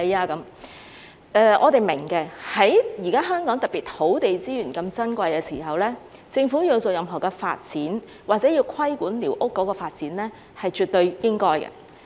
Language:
Cantonese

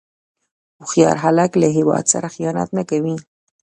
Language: Pashto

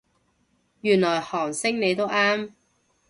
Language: Cantonese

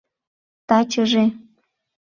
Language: Mari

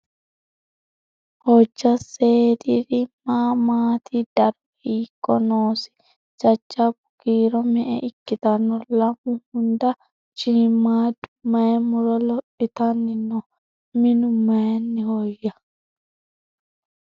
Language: Sidamo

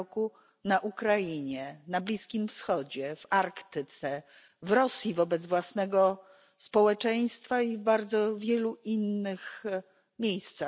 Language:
Polish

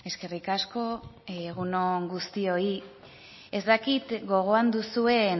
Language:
Basque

